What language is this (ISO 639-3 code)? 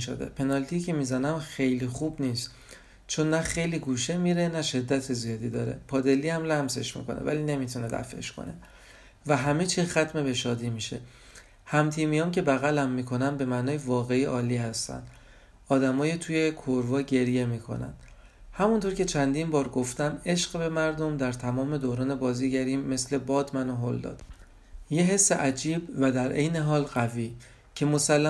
fas